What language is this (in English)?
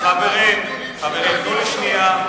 Hebrew